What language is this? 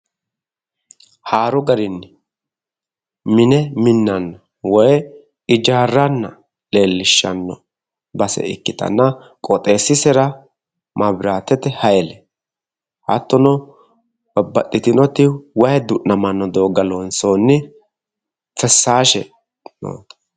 Sidamo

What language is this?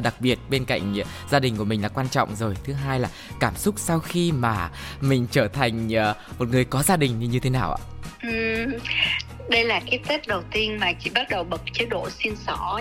Vietnamese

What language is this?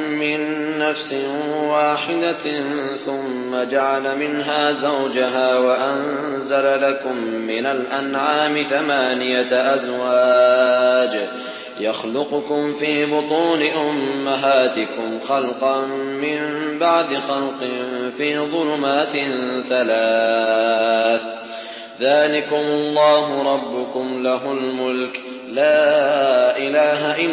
Arabic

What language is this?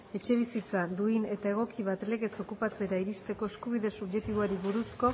Basque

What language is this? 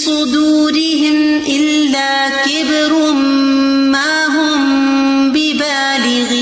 Urdu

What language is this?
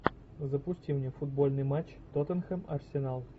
Russian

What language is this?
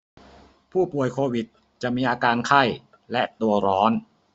Thai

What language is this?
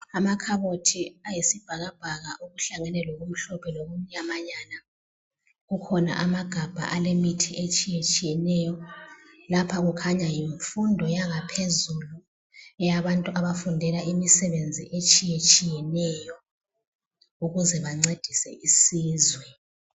North Ndebele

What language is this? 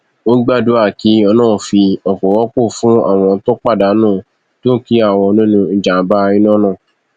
Yoruba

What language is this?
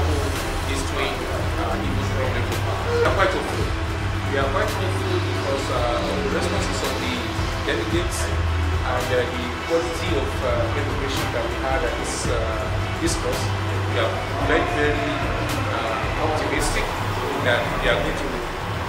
English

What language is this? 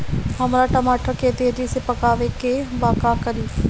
Bhojpuri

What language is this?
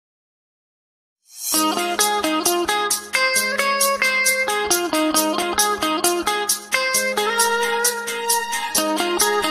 Romanian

